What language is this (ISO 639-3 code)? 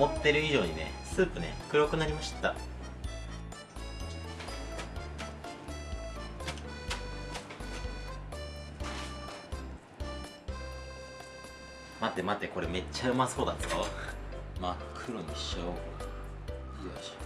jpn